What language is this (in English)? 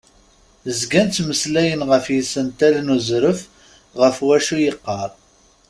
Kabyle